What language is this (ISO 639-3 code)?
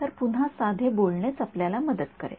mar